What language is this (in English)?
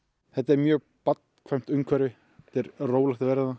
Icelandic